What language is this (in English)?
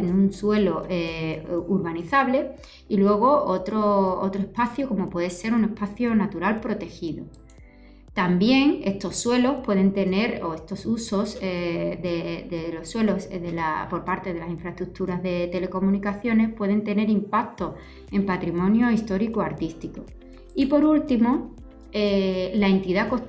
Spanish